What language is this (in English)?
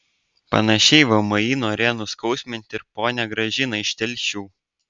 Lithuanian